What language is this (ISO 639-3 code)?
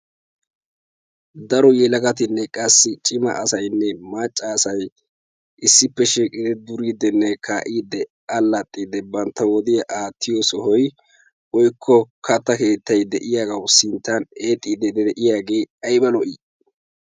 wal